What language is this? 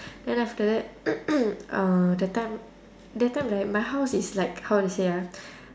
English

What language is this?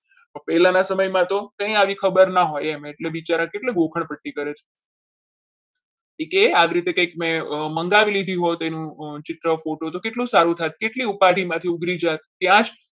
Gujarati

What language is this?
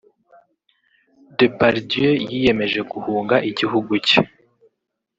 Kinyarwanda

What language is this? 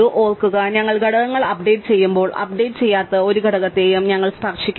Malayalam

